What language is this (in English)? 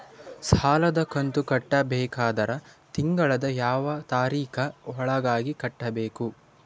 Kannada